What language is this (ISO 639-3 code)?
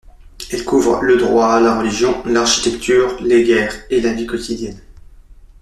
fra